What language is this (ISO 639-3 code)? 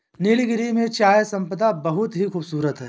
hin